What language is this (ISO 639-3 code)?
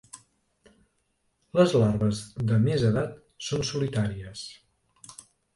cat